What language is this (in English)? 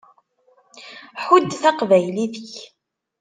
Kabyle